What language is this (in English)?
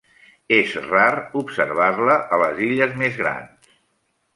Catalan